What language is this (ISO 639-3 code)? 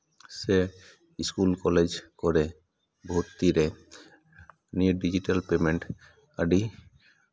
sat